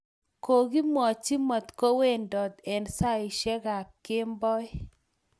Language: Kalenjin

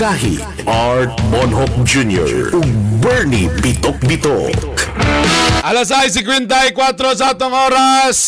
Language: Filipino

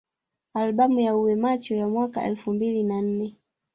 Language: Swahili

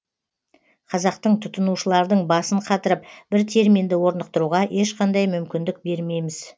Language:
Kazakh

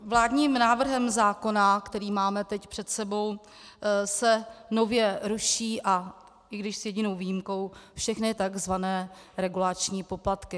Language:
Czech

